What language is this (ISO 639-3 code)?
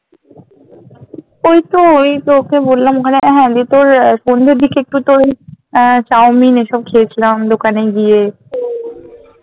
ben